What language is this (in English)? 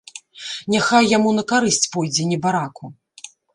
Belarusian